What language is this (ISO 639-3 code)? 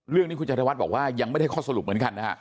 tha